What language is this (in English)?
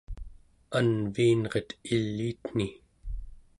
Central Yupik